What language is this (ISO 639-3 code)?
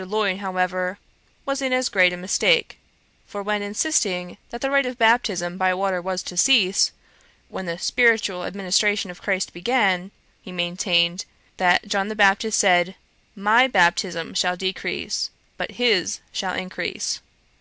eng